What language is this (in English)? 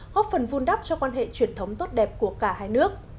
Vietnamese